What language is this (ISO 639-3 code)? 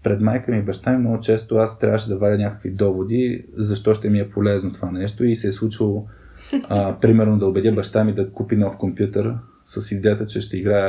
bul